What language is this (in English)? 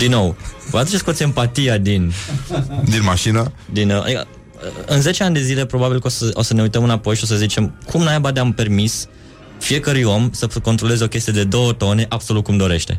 Romanian